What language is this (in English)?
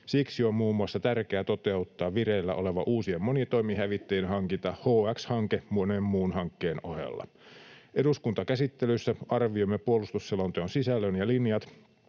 Finnish